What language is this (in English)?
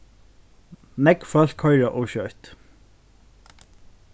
Faroese